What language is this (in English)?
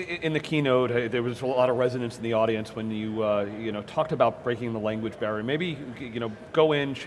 English